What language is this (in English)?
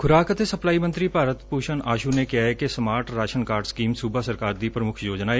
Punjabi